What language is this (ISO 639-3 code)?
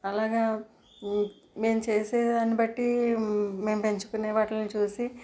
tel